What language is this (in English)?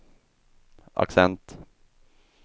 Swedish